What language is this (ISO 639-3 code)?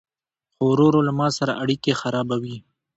pus